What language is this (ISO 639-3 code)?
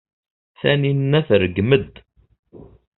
kab